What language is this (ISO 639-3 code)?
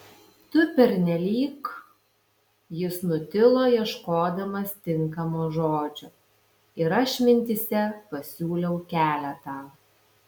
lit